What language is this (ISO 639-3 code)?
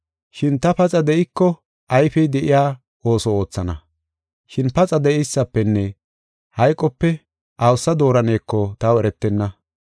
gof